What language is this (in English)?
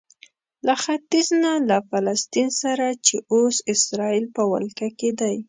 Pashto